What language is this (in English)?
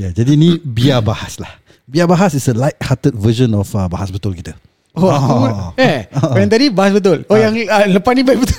Malay